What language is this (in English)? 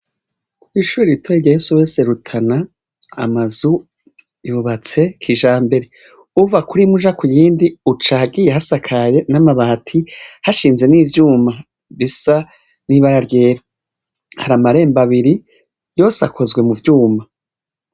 Rundi